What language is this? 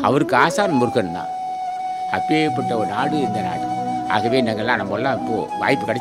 Indonesian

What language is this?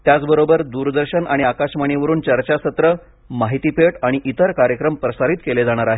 Marathi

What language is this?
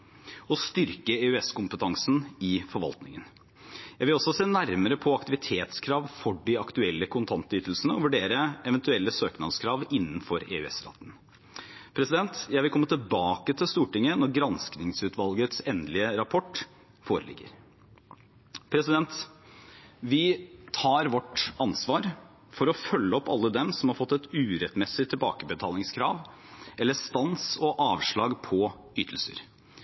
Norwegian Bokmål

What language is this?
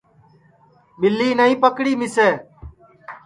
Sansi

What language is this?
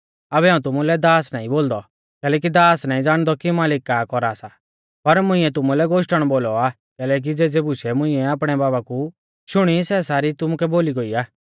Mahasu Pahari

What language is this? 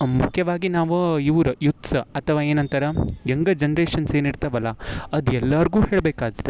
Kannada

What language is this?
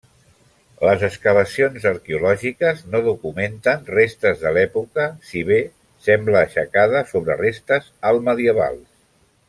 Catalan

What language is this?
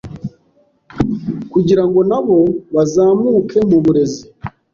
Kinyarwanda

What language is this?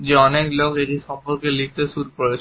Bangla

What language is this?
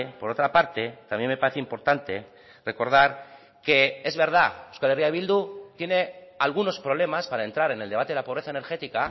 Spanish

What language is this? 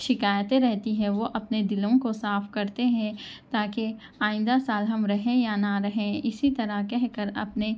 Urdu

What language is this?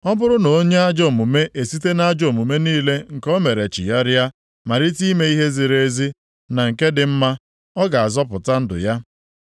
Igbo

